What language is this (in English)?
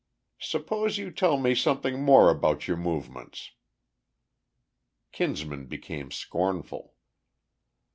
English